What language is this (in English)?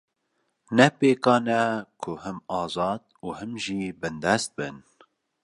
Kurdish